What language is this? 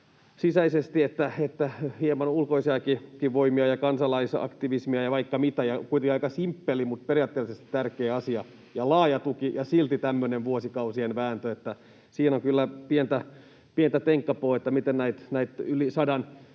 Finnish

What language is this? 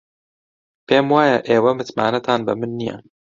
Central Kurdish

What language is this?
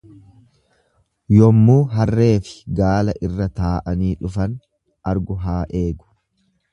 Oromo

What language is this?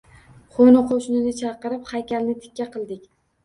Uzbek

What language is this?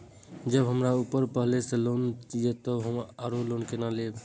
Maithili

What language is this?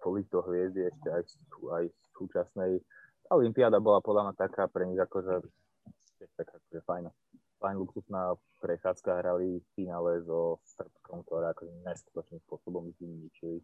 Slovak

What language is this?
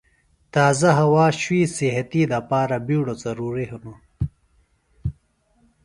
Phalura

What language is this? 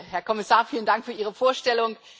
German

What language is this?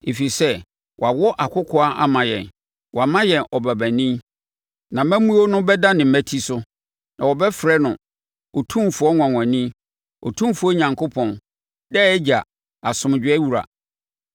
Akan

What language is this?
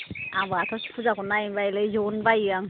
Bodo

